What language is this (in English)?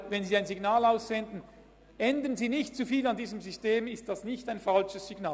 Swiss German